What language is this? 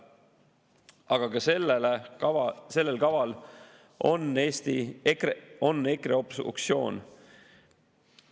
Estonian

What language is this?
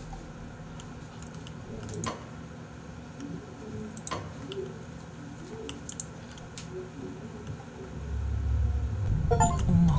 Korean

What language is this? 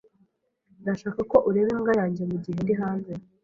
Kinyarwanda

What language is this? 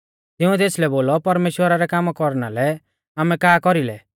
Mahasu Pahari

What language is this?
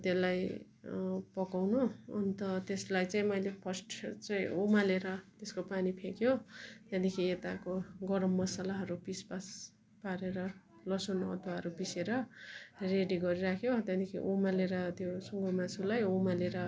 Nepali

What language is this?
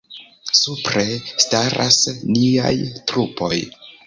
Esperanto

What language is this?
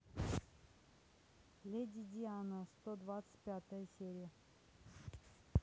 Russian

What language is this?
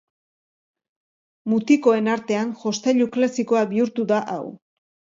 Basque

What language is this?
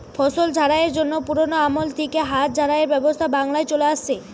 Bangla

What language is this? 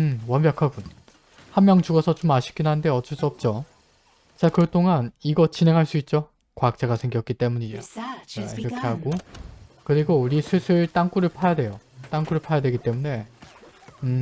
Korean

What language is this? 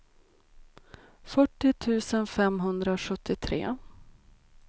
Swedish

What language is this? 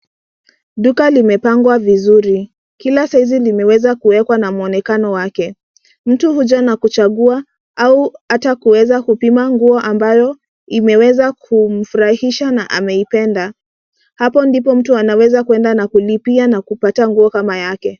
Swahili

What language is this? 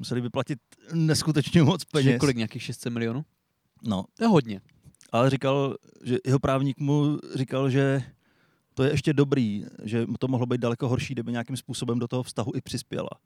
Czech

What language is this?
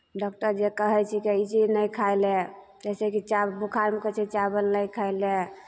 Maithili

